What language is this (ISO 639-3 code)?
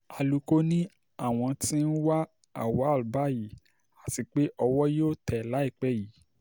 yor